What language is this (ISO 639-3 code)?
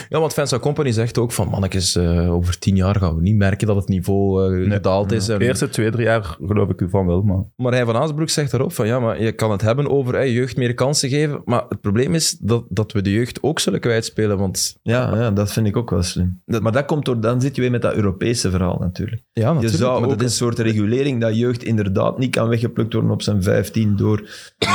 nld